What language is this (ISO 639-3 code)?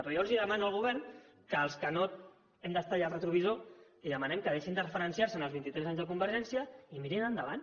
cat